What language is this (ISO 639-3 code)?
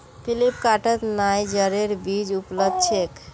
mag